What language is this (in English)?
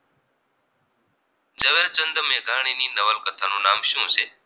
Gujarati